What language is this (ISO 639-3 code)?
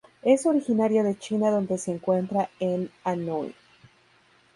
spa